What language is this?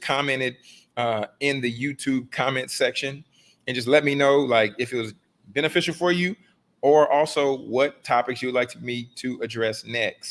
English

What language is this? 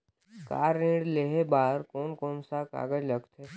Chhattisgarhi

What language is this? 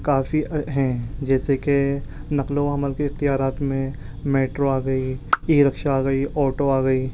Urdu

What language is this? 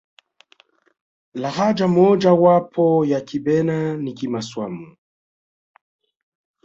Swahili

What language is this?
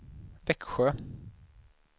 Swedish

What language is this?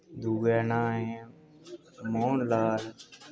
Dogri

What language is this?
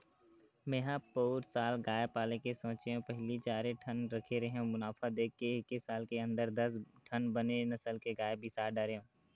Chhattisgarhi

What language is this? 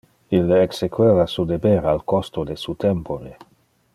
Interlingua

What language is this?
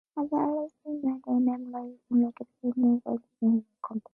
English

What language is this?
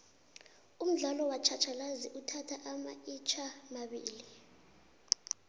South Ndebele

